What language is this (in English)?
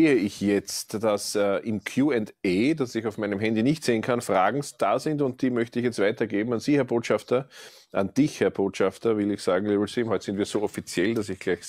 German